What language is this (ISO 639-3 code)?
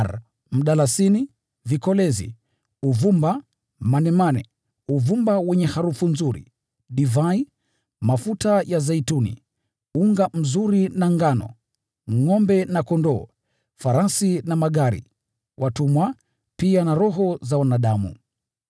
swa